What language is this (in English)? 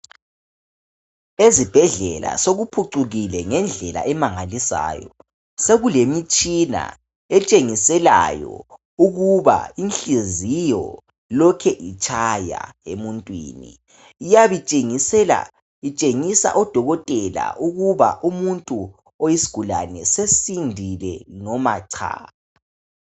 North Ndebele